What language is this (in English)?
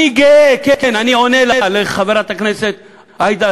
Hebrew